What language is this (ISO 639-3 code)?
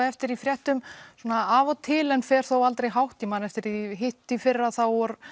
isl